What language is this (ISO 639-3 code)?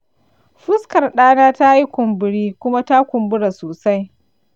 hau